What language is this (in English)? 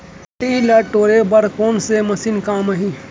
Chhattisgarhi